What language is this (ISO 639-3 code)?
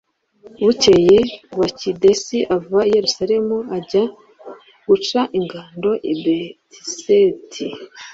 kin